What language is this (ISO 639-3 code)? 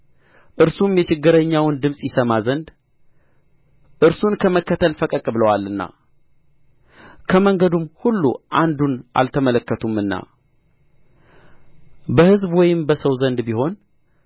amh